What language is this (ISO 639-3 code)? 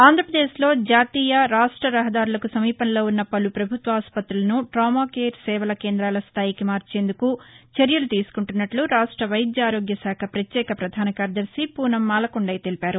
tel